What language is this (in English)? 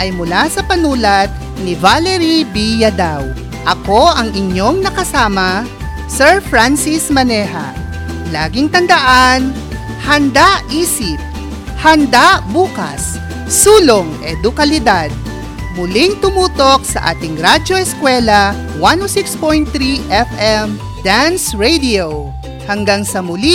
Filipino